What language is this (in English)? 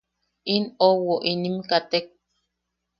Yaqui